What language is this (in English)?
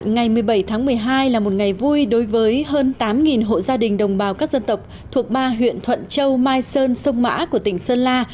Vietnamese